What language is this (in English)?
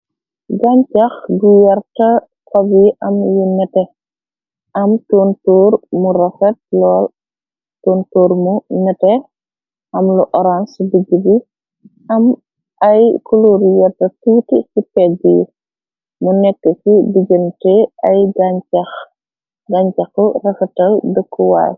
Wolof